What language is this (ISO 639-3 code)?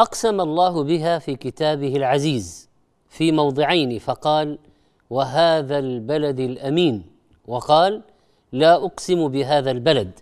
ara